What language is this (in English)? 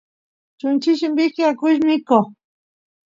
Santiago del Estero Quichua